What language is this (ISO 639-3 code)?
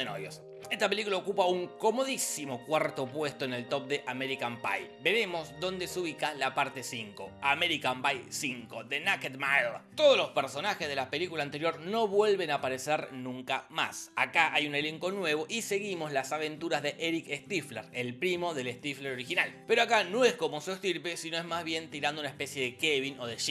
spa